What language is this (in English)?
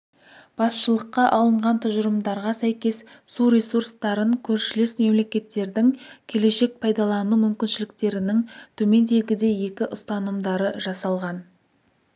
Kazakh